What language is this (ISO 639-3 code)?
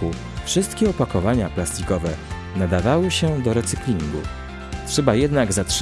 pol